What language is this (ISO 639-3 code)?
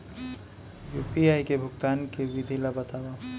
hne